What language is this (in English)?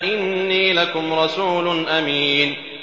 Arabic